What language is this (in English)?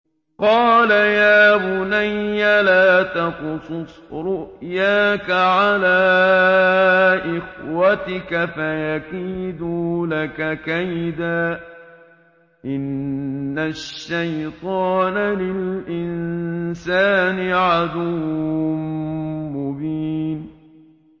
Arabic